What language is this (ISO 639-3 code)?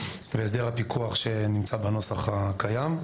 heb